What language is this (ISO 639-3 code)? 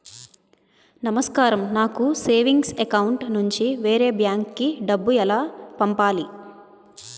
tel